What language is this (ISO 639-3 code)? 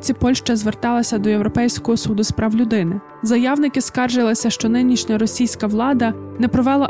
ukr